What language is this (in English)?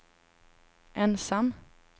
Swedish